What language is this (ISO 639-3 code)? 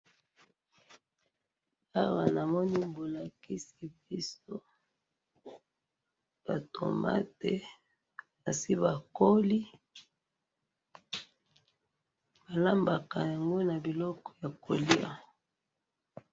lin